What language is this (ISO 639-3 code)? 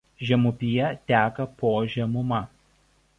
lit